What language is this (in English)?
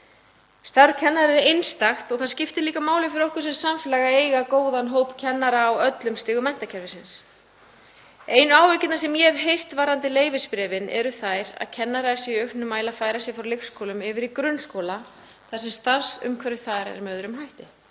Icelandic